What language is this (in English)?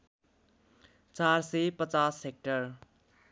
Nepali